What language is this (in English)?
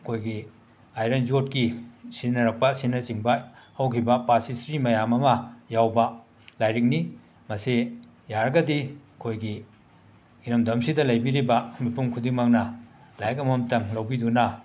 Manipuri